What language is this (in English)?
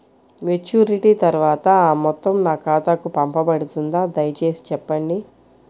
Telugu